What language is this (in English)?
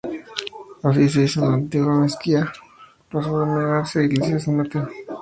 Spanish